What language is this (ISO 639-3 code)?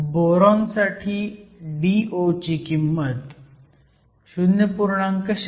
mar